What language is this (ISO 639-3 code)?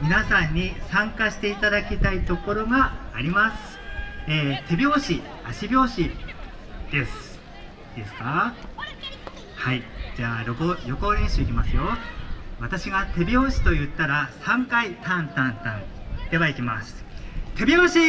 jpn